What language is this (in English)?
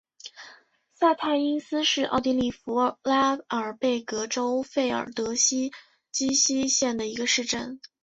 Chinese